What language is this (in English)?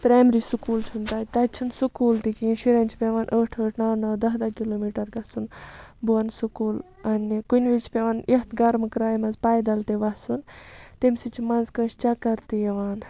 Kashmiri